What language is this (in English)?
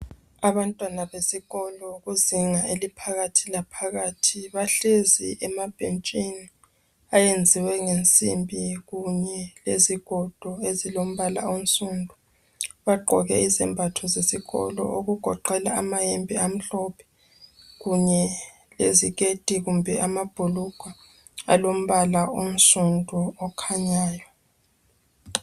North Ndebele